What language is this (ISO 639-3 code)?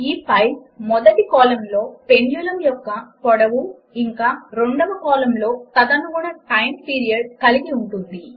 tel